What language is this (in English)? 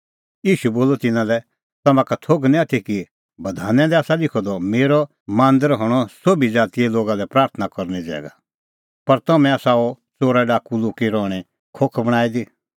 Kullu Pahari